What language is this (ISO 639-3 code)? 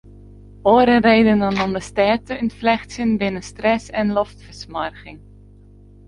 fry